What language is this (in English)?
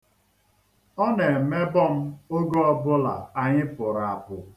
Igbo